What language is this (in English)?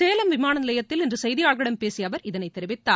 Tamil